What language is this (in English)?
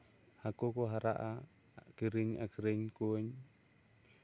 Santali